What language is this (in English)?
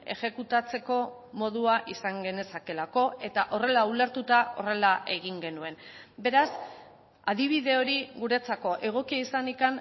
Basque